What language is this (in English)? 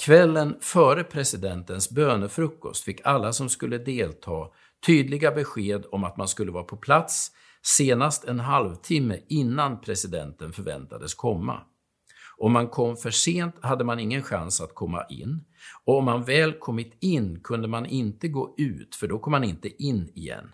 Swedish